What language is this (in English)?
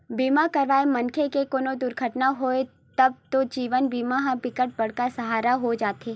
Chhattisgarhi